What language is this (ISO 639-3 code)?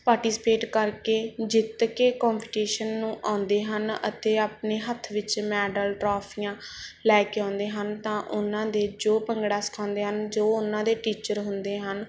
pan